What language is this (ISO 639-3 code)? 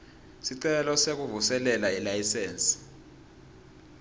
ssw